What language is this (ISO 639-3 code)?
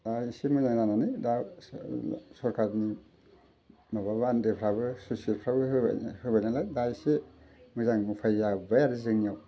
brx